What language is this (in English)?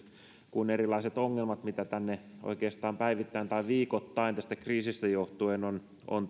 Finnish